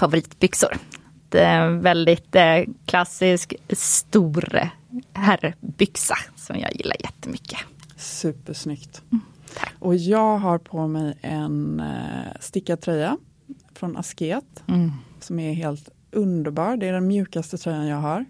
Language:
Swedish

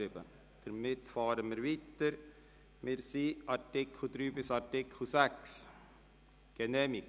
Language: Swiss German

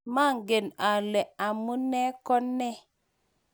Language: Kalenjin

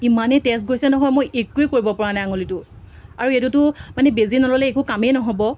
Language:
Assamese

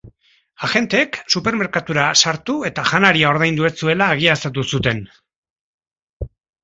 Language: Basque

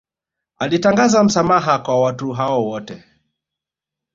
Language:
Swahili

